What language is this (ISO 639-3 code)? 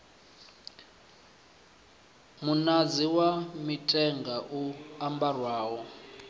ven